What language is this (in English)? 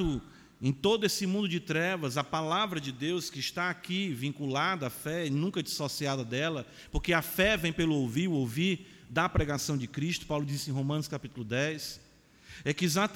Portuguese